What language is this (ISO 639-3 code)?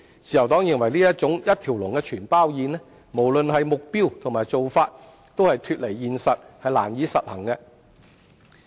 yue